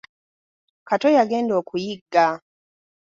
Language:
Ganda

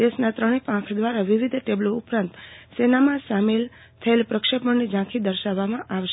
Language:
Gujarati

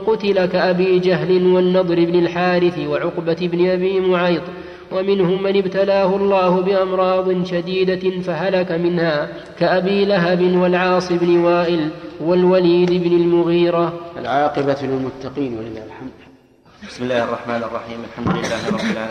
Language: Arabic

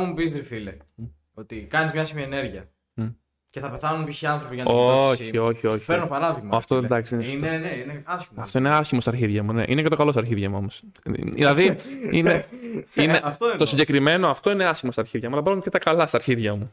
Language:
Greek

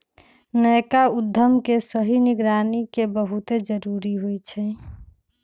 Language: Magahi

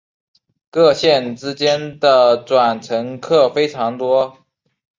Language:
Chinese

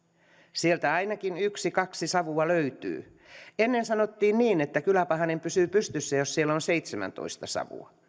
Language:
Finnish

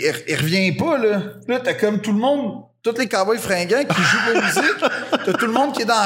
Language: French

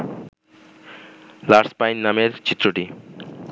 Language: Bangla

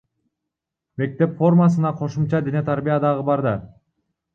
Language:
Kyrgyz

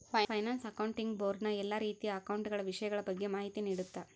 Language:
Kannada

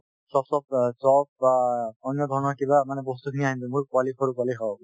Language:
Assamese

